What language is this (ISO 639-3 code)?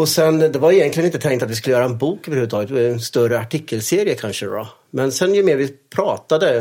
swe